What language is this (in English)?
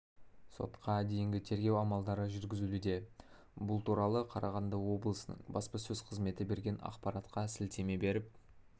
Kazakh